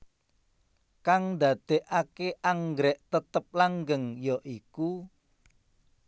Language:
Javanese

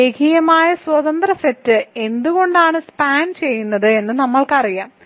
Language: Malayalam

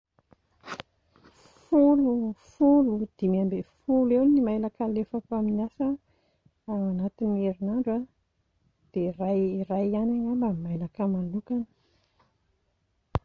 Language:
Malagasy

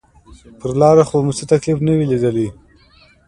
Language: Pashto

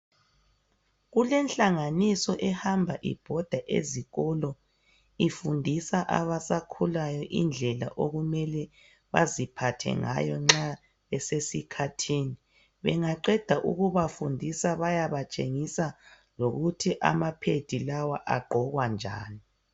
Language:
North Ndebele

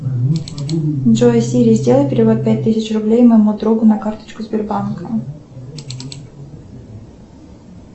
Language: Russian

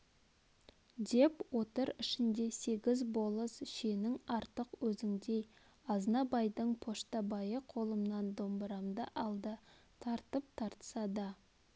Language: Kazakh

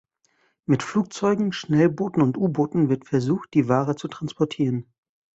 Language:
German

